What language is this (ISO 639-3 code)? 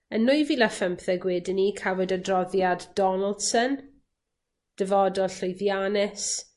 cym